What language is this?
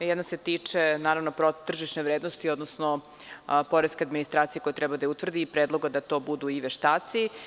Serbian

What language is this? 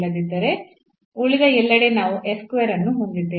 Kannada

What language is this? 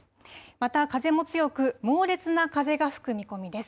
Japanese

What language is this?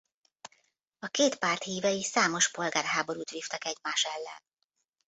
Hungarian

